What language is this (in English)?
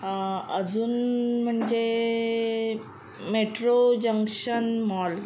Marathi